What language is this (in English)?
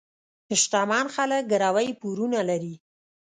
Pashto